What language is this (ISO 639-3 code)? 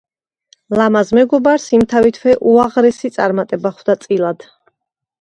kat